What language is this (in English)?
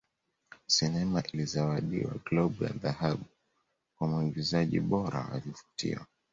Swahili